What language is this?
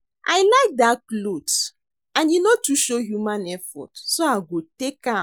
Nigerian Pidgin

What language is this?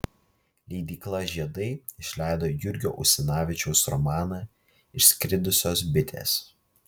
Lithuanian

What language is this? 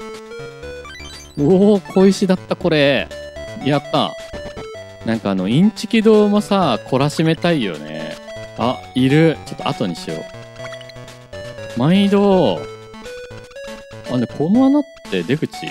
Japanese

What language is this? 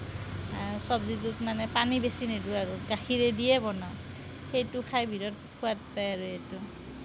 Assamese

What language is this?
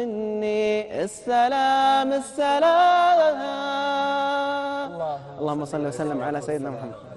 Arabic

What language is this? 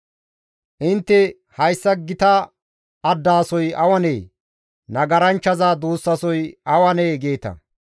Gamo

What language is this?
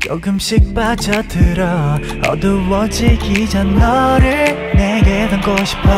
Korean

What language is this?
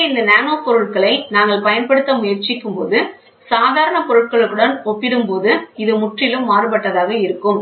Tamil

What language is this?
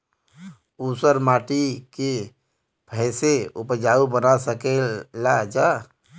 Bhojpuri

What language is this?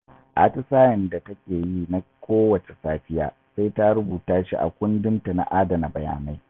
Hausa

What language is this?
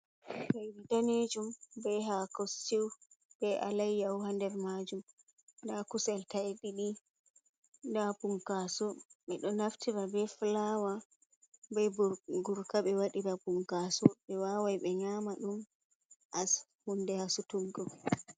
Fula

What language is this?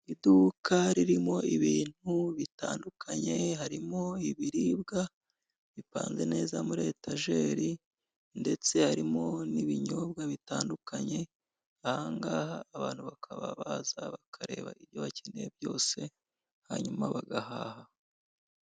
Kinyarwanda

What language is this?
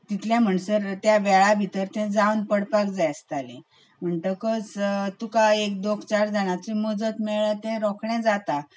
Konkani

